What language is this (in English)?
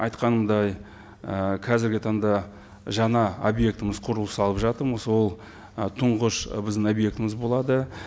Kazakh